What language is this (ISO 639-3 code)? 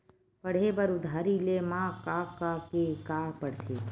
hne